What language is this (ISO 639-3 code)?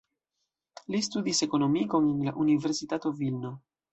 epo